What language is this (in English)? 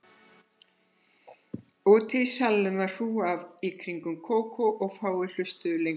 Icelandic